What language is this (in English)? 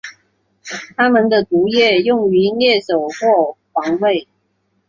Chinese